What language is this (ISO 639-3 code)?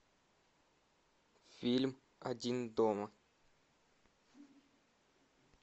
rus